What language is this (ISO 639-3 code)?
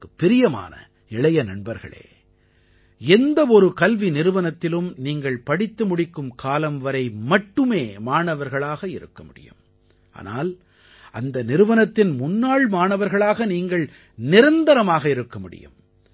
tam